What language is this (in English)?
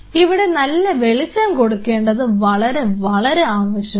Malayalam